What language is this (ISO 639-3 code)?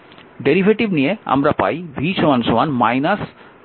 ben